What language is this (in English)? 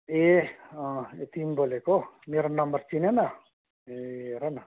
Nepali